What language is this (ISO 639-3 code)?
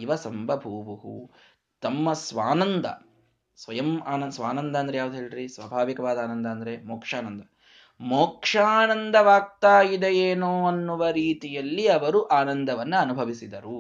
kan